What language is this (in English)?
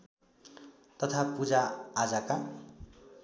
Nepali